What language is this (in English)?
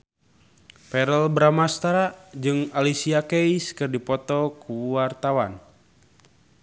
Sundanese